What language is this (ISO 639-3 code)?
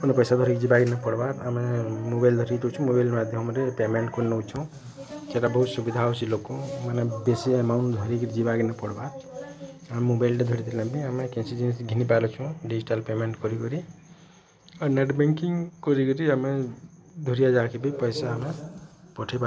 ori